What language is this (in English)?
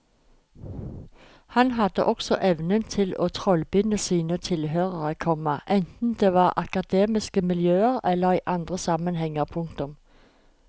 Norwegian